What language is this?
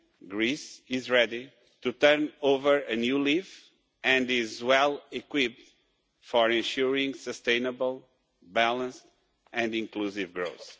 English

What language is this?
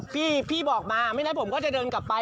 Thai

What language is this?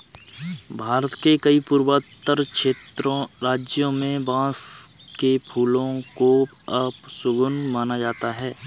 Hindi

